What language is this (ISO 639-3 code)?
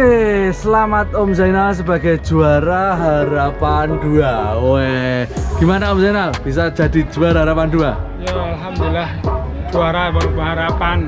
ind